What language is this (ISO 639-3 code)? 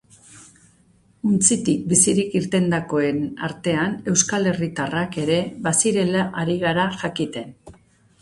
eus